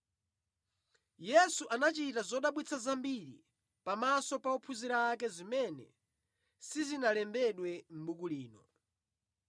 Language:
Nyanja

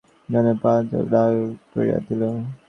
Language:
Bangla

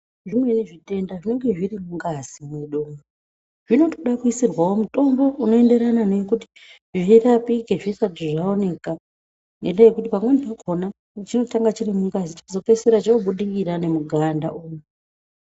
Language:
Ndau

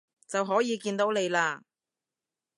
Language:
Cantonese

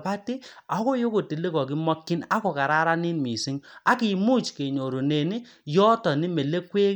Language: Kalenjin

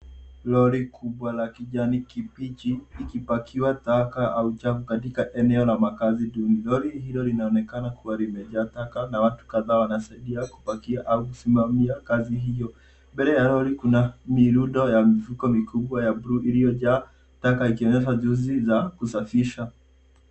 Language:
Swahili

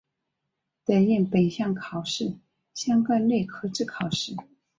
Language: Chinese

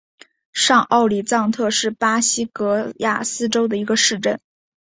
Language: Chinese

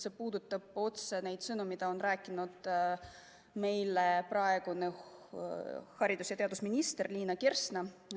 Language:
Estonian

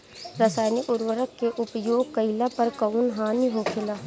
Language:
Bhojpuri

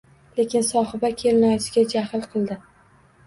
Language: Uzbek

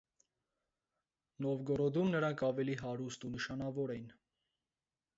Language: Armenian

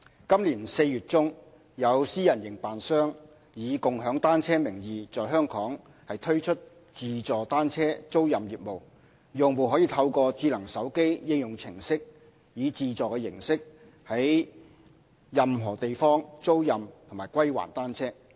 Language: Cantonese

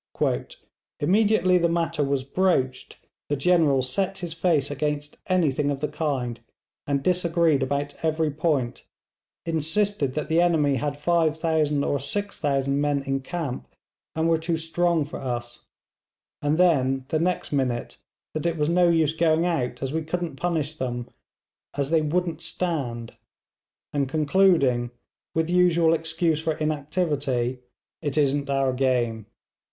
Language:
English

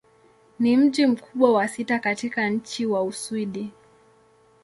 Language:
Swahili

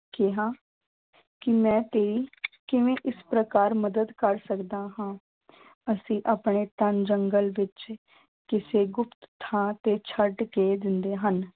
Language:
Punjabi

